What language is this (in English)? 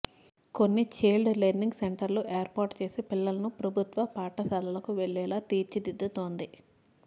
Telugu